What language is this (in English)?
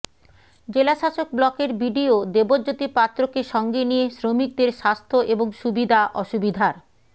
Bangla